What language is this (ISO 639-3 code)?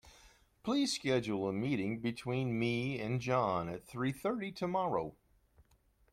eng